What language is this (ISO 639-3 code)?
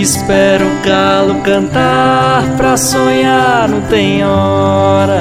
por